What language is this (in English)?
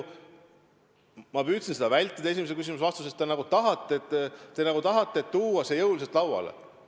Estonian